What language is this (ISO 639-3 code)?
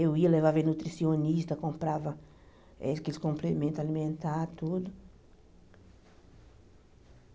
por